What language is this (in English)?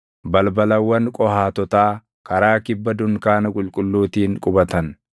Oromo